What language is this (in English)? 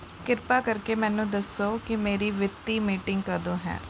Punjabi